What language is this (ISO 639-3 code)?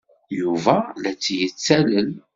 kab